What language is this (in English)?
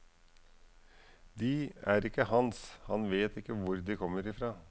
Norwegian